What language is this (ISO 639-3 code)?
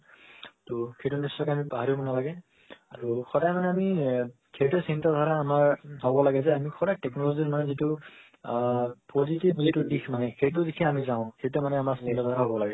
asm